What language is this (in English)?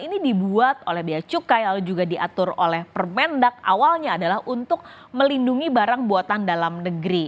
Indonesian